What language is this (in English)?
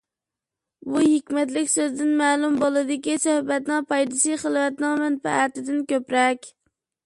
Uyghur